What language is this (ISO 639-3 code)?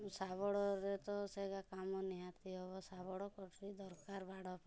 ori